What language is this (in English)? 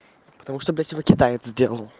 Russian